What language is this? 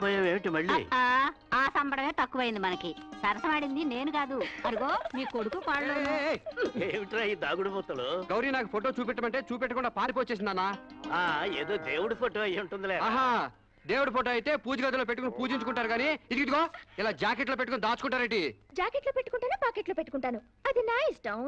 Telugu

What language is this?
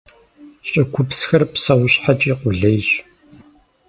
Kabardian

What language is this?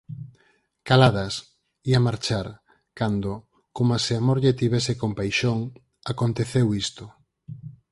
Galician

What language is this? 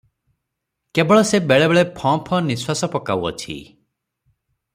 Odia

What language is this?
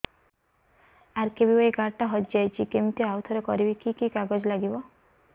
Odia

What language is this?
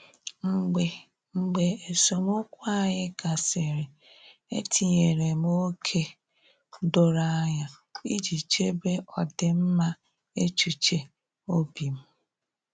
Igbo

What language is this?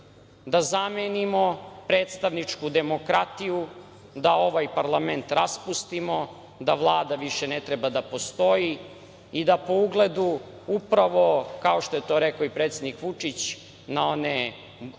Serbian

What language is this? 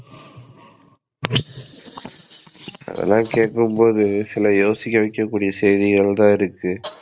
Tamil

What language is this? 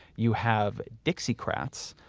English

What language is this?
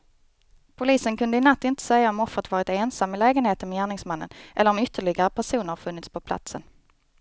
Swedish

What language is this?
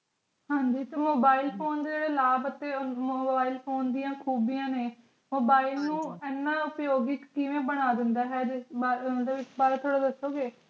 Punjabi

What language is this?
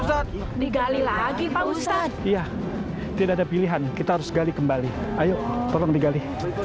Indonesian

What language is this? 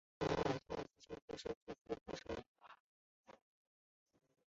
Chinese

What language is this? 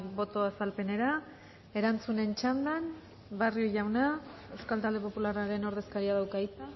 Basque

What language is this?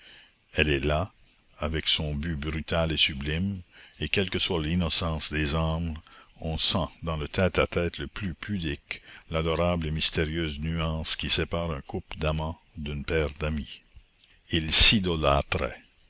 French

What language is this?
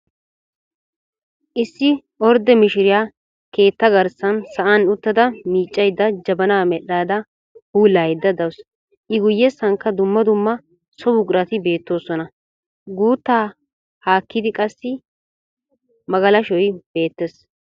Wolaytta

